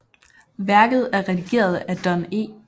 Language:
Danish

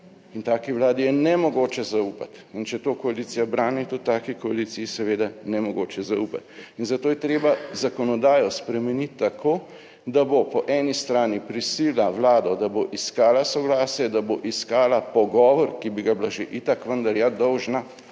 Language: Slovenian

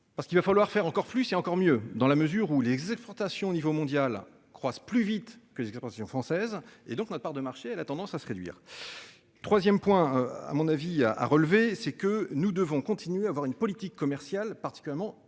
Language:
French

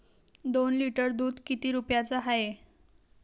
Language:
Marathi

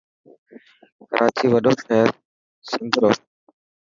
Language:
Dhatki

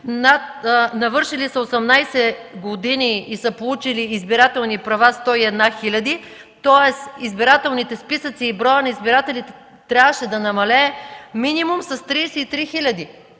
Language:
Bulgarian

